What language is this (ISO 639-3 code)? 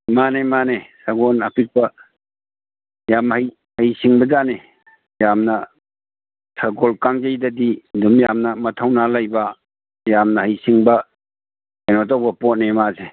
mni